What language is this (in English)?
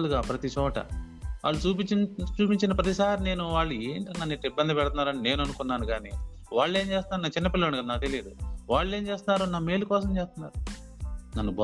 Telugu